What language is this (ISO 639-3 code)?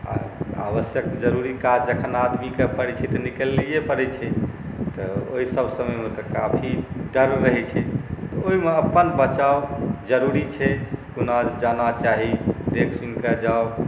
mai